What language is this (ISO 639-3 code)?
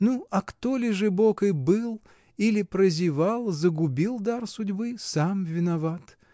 rus